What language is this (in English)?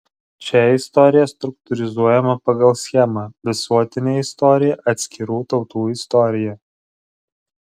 Lithuanian